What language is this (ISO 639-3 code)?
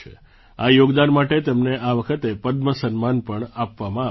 guj